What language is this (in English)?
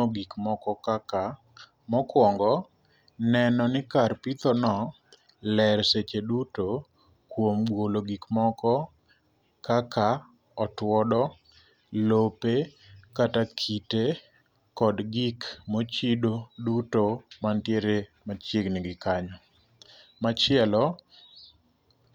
Luo (Kenya and Tanzania)